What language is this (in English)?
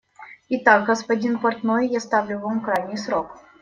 Russian